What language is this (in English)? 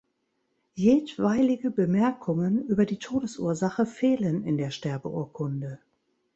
German